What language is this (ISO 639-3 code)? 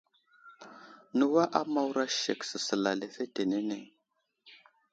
udl